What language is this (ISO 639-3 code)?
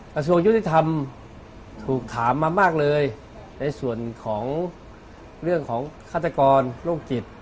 tha